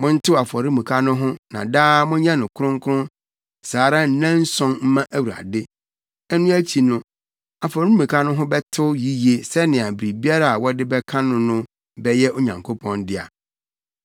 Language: Akan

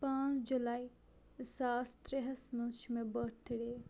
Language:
Kashmiri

